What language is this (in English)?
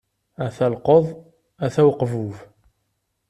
Kabyle